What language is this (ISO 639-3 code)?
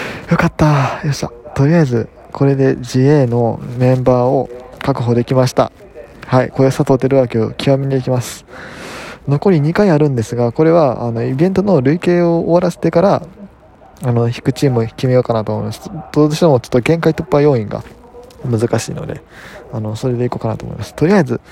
jpn